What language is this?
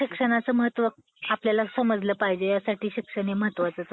Marathi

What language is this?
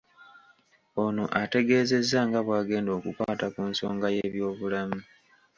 Ganda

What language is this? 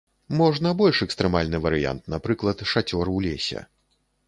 Belarusian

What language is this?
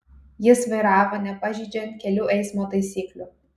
Lithuanian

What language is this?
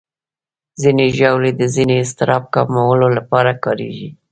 Pashto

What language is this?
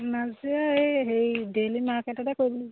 Assamese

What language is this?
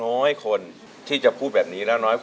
Thai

